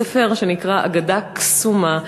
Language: Hebrew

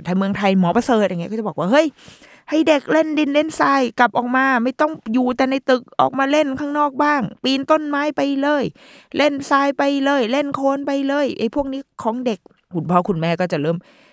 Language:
Thai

